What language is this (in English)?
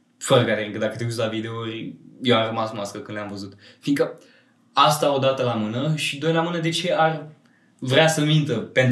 Romanian